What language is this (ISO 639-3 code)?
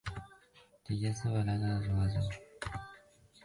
zho